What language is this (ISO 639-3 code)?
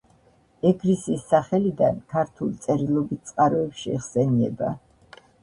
kat